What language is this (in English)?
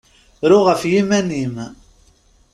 Kabyle